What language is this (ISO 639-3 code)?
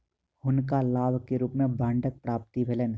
mai